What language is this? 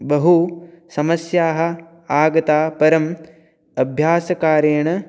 Sanskrit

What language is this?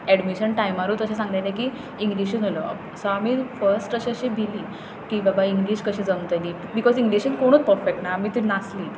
Konkani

